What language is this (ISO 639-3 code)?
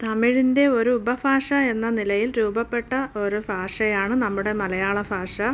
mal